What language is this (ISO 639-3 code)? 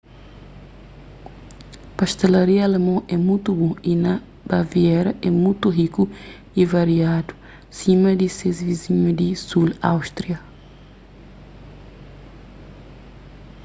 kea